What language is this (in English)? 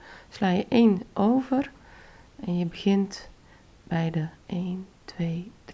Dutch